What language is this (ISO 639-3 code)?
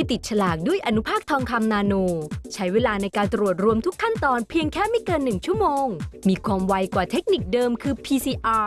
tha